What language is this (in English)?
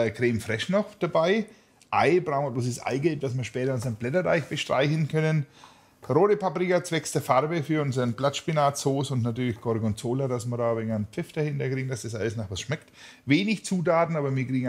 German